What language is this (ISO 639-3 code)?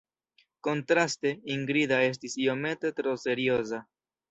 epo